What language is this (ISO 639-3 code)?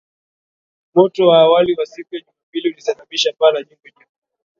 swa